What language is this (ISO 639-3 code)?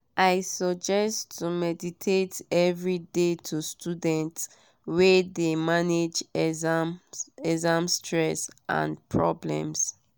pcm